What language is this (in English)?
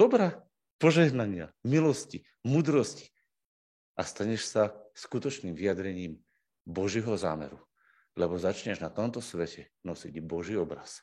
Slovak